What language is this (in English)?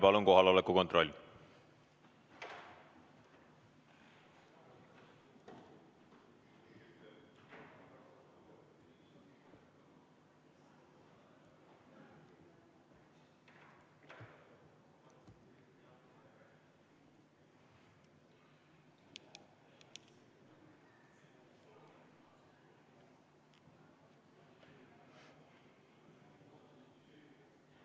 Estonian